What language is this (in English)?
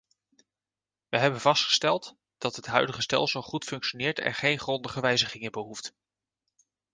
Dutch